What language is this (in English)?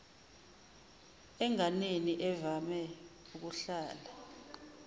Zulu